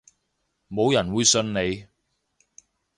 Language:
Cantonese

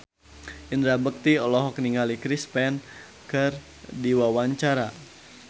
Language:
Sundanese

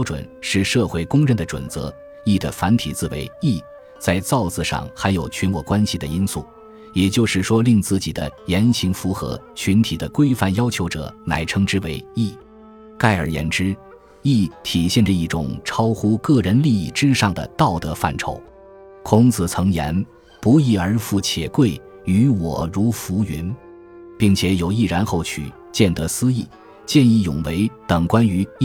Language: Chinese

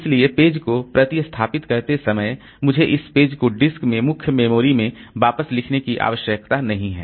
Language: Hindi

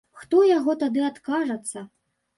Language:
Belarusian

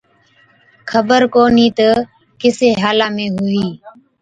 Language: Od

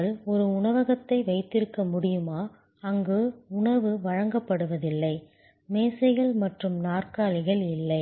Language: Tamil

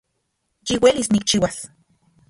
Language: Central Puebla Nahuatl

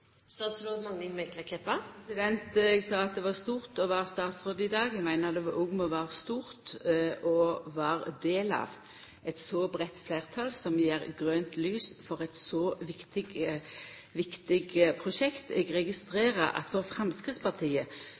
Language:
Norwegian Nynorsk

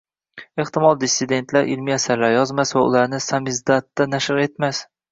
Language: Uzbek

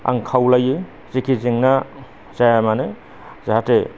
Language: Bodo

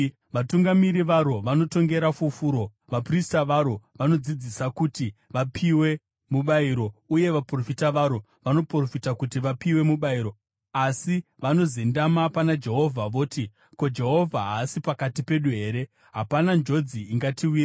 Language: Shona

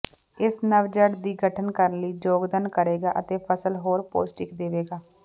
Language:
Punjabi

